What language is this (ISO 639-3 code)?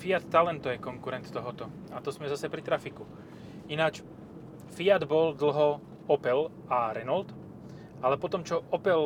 slk